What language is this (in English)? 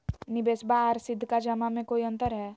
Magahi